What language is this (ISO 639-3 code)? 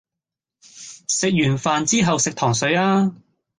yue